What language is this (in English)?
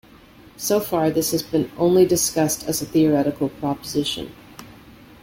English